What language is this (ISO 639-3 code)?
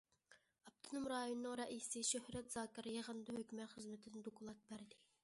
uig